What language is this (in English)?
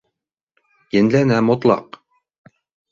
Bashkir